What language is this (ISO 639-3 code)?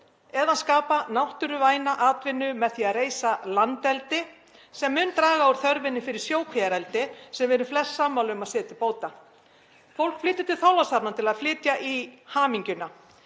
isl